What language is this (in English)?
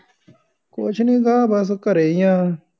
Punjabi